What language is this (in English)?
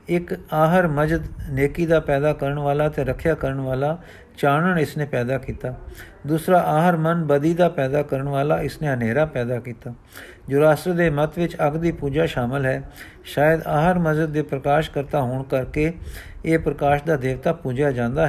Punjabi